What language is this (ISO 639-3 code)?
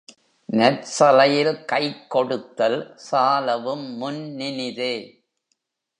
tam